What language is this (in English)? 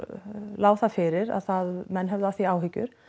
Icelandic